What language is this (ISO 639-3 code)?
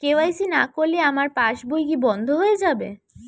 ben